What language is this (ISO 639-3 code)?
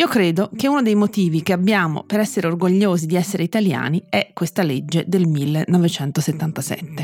ita